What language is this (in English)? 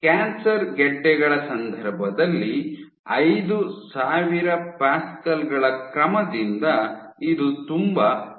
Kannada